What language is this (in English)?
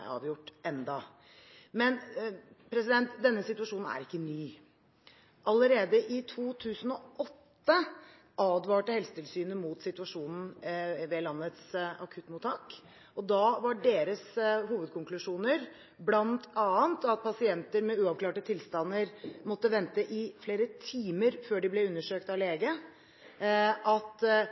Norwegian Bokmål